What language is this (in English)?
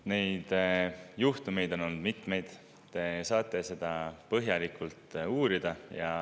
Estonian